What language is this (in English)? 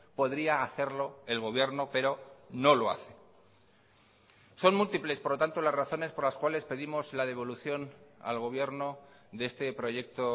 Spanish